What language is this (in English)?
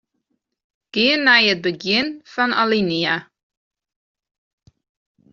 Western Frisian